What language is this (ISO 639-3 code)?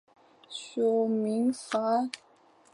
zho